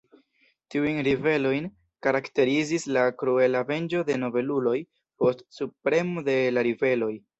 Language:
Esperanto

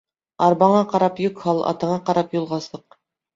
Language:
Bashkir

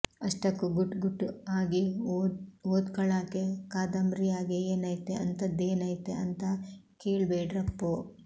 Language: Kannada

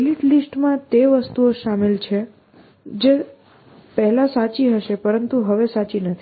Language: Gujarati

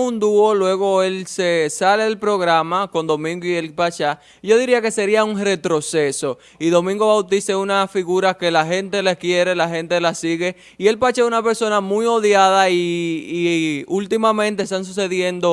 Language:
Spanish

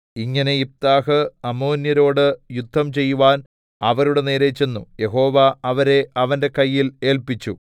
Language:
Malayalam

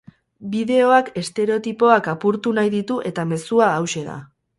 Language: Basque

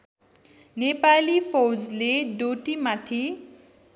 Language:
Nepali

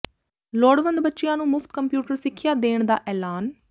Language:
Punjabi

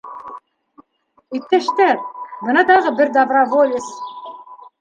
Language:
Bashkir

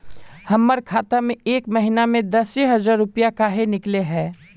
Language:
Magahi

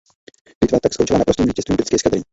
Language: Czech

